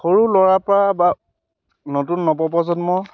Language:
Assamese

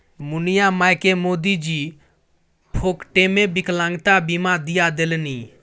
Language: Maithili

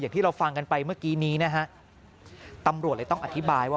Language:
Thai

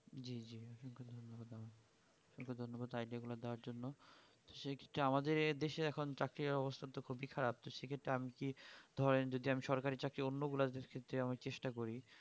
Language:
Bangla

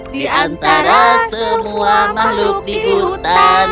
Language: Indonesian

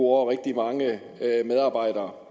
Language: Danish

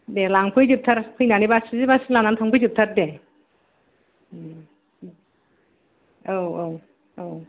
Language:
Bodo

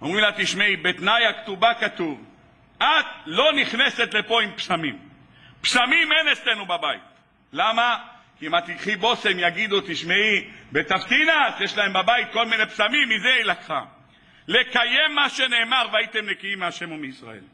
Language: Hebrew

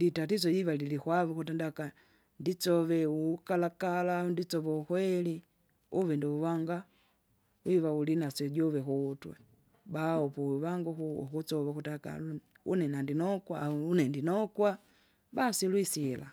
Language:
Kinga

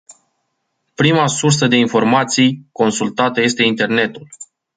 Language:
Romanian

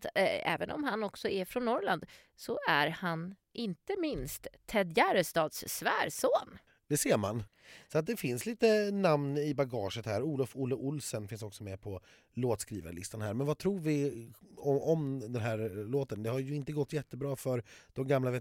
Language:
Swedish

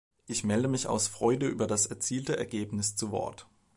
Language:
German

